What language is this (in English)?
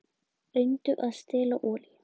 Icelandic